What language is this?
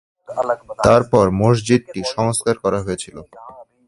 Bangla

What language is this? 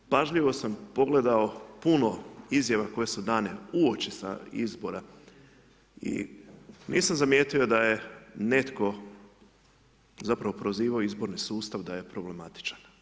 Croatian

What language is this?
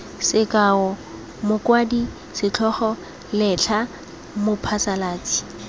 Tswana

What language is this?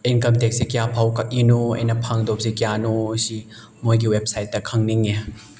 Manipuri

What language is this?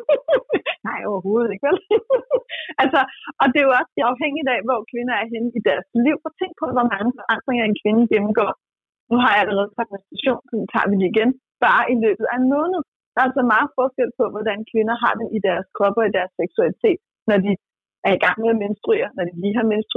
Danish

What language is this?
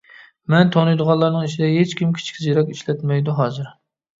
Uyghur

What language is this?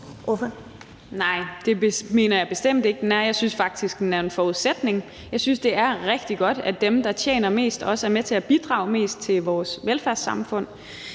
Danish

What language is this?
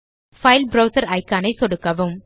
Tamil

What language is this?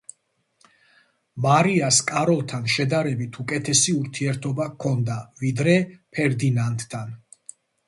Georgian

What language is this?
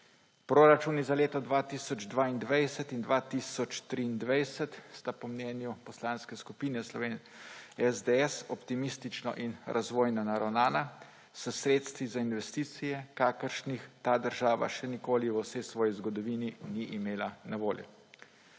Slovenian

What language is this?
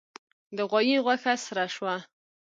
Pashto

